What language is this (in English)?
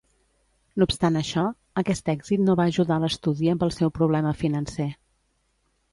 Catalan